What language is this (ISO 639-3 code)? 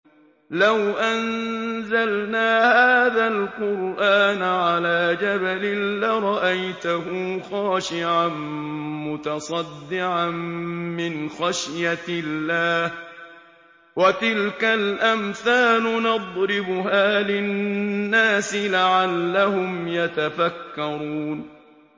ara